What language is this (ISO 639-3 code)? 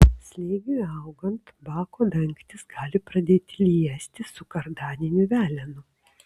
lit